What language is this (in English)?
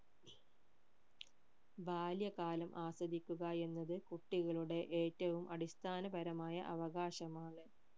Malayalam